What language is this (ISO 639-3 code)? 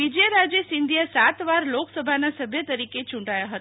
guj